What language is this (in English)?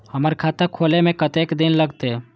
Maithili